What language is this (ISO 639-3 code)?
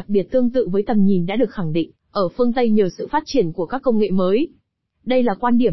vie